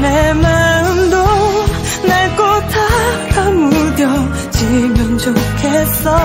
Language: Korean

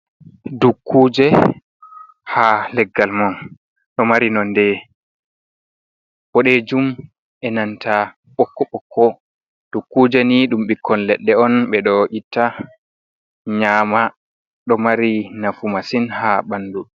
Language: Fula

